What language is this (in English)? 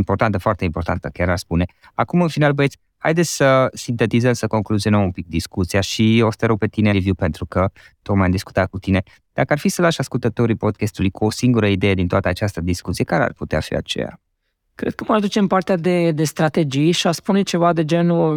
Romanian